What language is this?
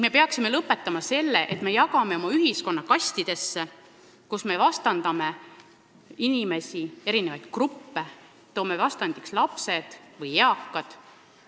Estonian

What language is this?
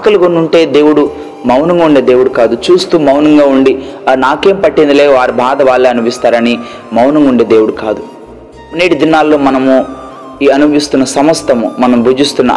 Telugu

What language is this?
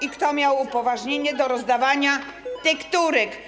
Polish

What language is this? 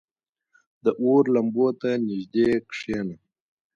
Pashto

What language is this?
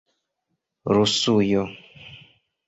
Esperanto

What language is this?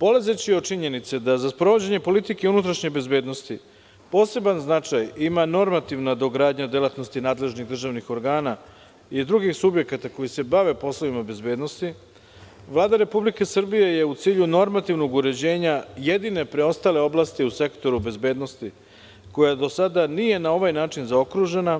Serbian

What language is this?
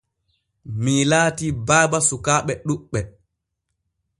Borgu Fulfulde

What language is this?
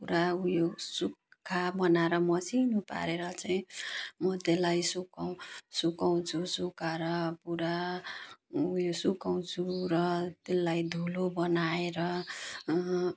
Nepali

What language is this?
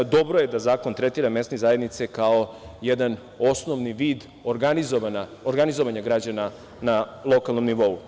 Serbian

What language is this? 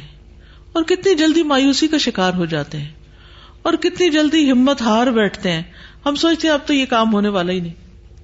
Urdu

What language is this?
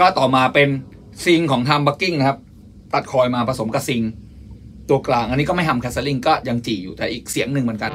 Thai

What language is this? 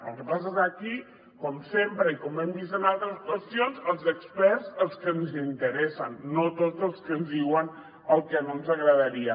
Catalan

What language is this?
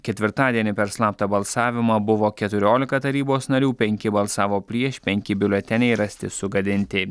Lithuanian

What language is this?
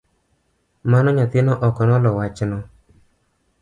Luo (Kenya and Tanzania)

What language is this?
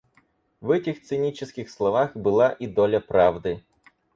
Russian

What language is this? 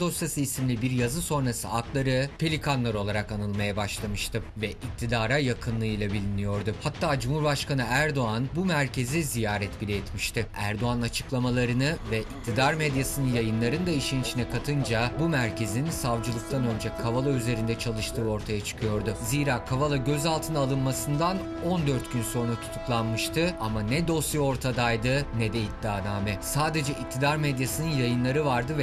Turkish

